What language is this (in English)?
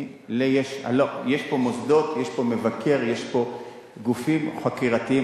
Hebrew